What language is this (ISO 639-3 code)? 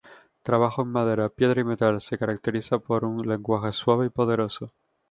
spa